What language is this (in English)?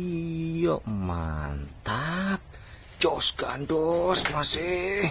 Indonesian